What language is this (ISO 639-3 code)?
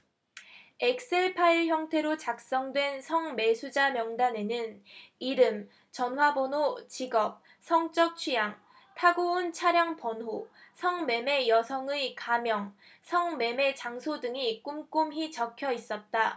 kor